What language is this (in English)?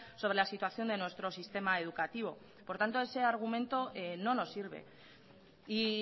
Spanish